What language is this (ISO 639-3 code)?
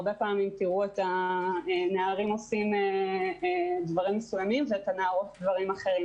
heb